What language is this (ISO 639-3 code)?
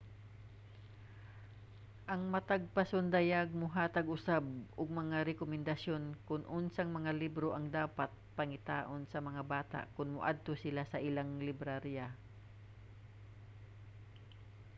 ceb